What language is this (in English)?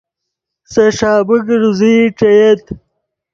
Yidgha